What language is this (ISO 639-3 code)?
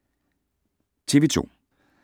dan